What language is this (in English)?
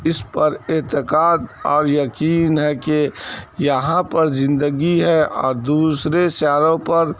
Urdu